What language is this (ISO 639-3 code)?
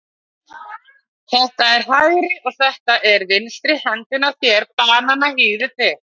isl